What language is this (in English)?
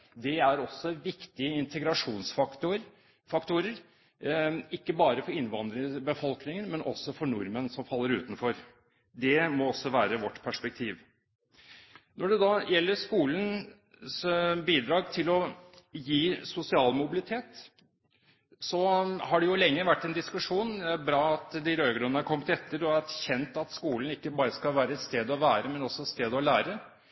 Norwegian Bokmål